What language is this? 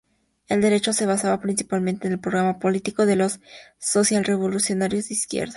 Spanish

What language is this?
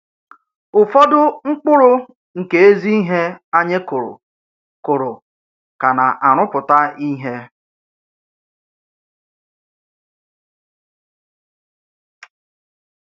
Igbo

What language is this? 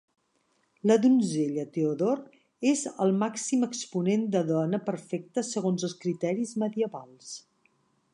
Catalan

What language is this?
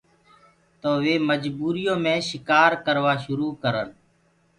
Gurgula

